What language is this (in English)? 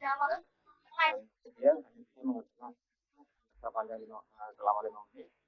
Indonesian